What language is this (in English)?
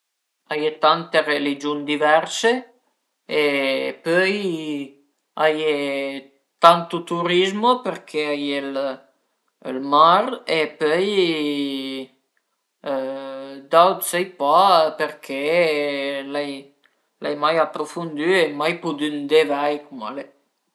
Piedmontese